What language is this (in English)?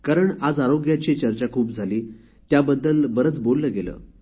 Marathi